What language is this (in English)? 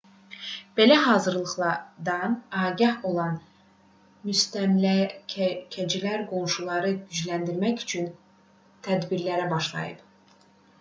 Azerbaijani